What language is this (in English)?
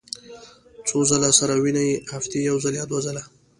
Pashto